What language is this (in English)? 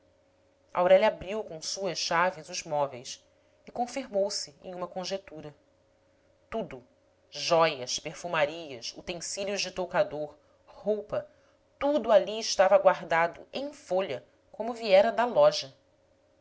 Portuguese